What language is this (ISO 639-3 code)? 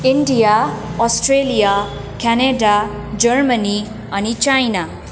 nep